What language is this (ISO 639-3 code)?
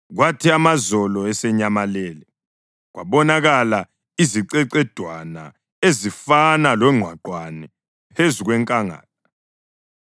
nde